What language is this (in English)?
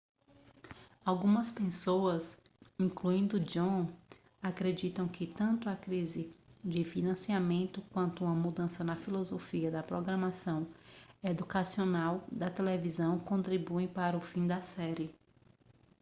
Portuguese